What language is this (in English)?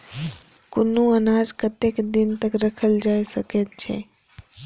Maithili